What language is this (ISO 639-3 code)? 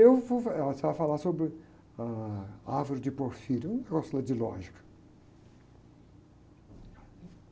por